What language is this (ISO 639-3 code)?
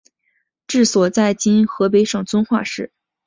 zho